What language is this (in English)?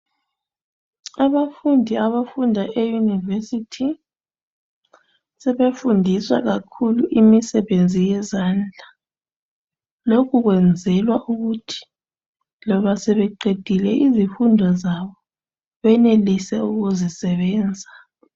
North Ndebele